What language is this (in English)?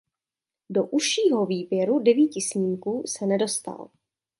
Czech